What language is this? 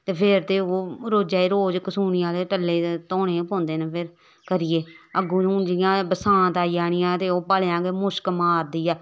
Dogri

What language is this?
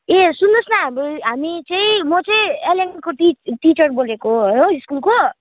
Nepali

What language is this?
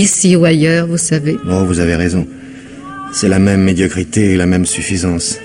French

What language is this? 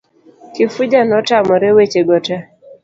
Luo (Kenya and Tanzania)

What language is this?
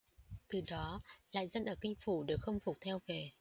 Vietnamese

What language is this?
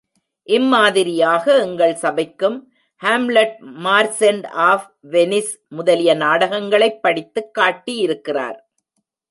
Tamil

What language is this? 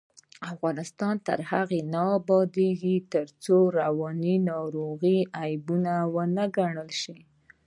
Pashto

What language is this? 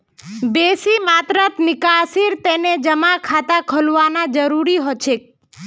Magahi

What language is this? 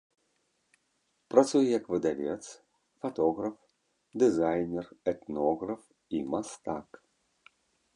Belarusian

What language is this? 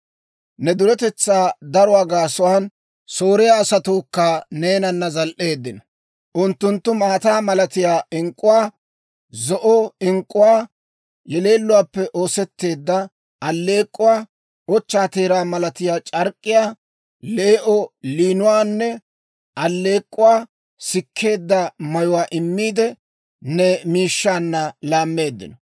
Dawro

